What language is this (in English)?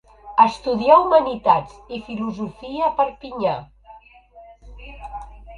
Catalan